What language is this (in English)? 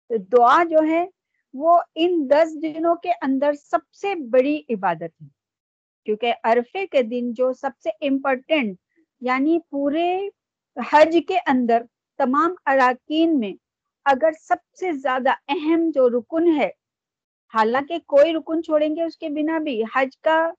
Urdu